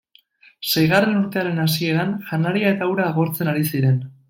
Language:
Basque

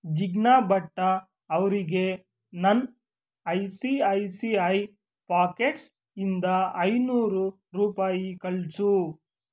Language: Kannada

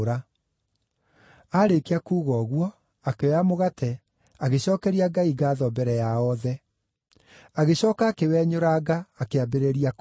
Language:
Kikuyu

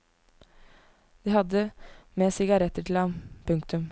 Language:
Norwegian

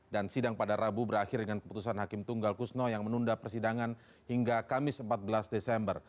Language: Indonesian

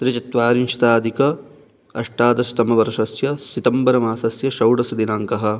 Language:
Sanskrit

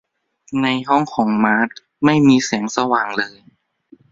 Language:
Thai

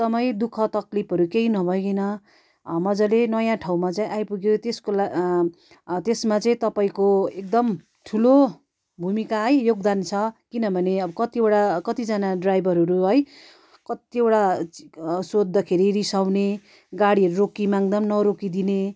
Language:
Nepali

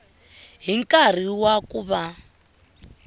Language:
Tsonga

